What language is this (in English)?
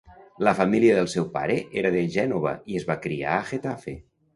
Catalan